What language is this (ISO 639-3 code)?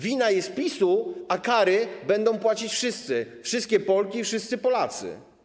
pol